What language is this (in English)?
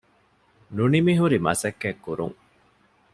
Divehi